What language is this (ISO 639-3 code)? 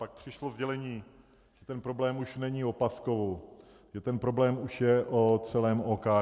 ces